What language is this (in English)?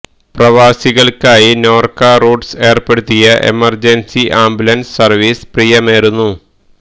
Malayalam